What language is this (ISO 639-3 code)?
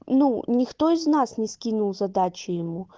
rus